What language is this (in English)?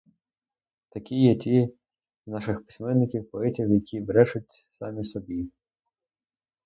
Ukrainian